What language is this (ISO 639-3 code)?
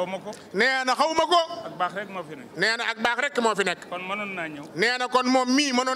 ind